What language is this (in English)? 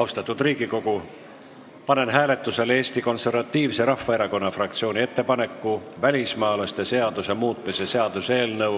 Estonian